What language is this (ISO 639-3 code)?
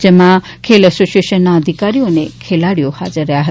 guj